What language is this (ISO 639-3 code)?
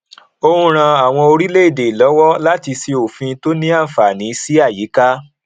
yor